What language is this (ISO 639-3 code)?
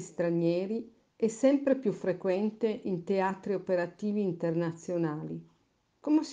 ita